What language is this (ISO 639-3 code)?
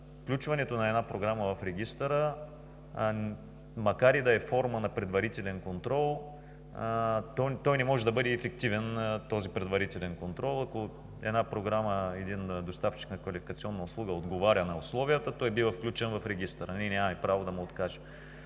bul